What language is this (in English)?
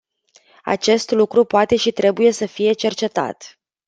Romanian